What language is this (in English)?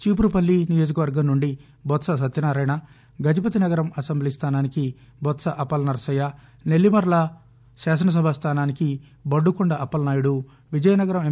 Telugu